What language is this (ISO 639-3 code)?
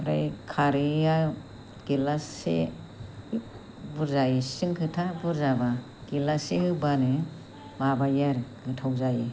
brx